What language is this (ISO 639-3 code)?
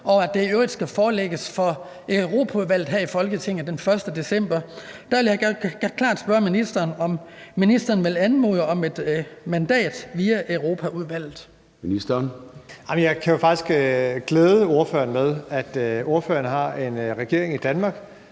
dan